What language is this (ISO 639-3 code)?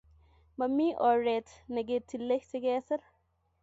kln